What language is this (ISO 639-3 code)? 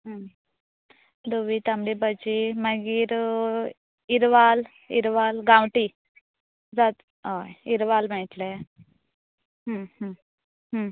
kok